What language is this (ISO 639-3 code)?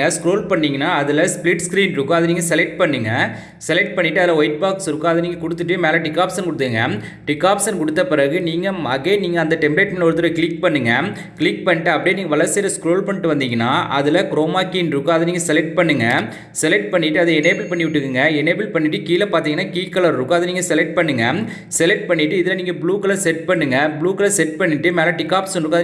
tam